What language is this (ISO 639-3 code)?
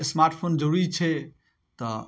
mai